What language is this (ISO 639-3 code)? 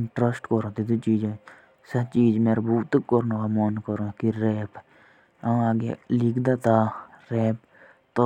jns